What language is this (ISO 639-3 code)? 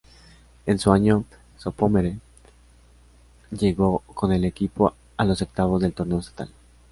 spa